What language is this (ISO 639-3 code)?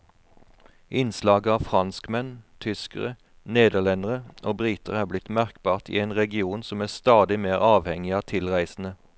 nor